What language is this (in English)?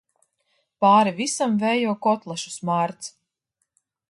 Latvian